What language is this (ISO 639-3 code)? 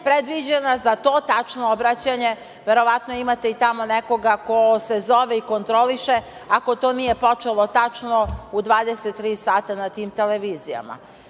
srp